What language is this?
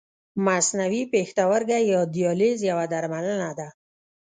Pashto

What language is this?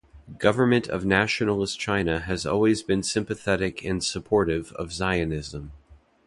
English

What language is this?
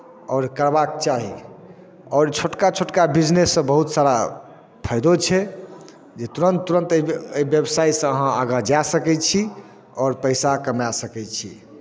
Maithili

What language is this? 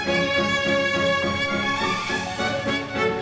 Indonesian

